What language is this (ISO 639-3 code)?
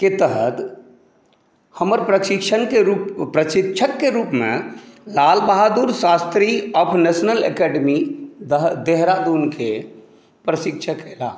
mai